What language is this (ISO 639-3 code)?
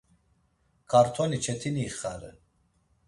lzz